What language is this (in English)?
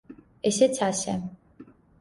Georgian